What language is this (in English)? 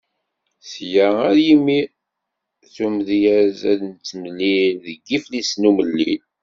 Kabyle